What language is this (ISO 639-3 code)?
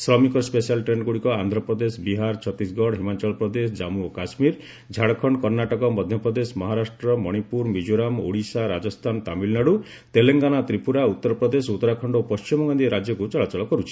ori